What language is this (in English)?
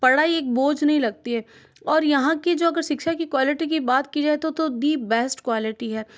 Hindi